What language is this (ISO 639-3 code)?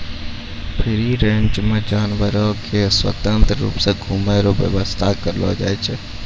mai